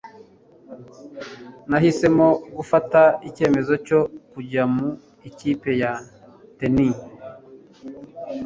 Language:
Kinyarwanda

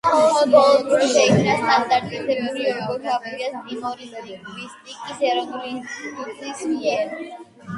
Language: Georgian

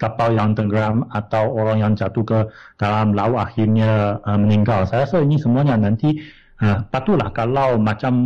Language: Malay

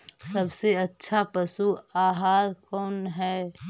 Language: Magahi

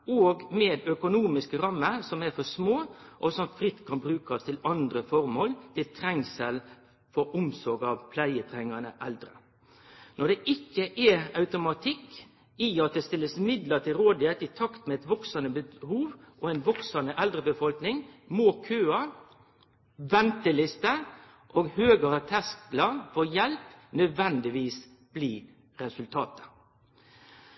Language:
Norwegian Nynorsk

